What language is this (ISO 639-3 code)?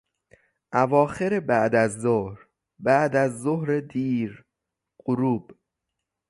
fas